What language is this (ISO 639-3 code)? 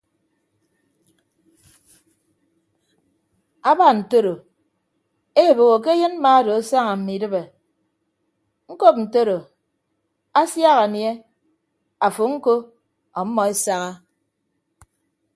ibb